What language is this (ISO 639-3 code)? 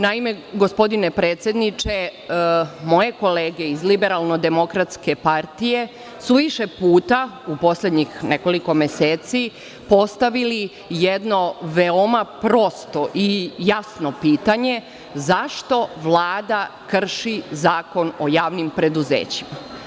srp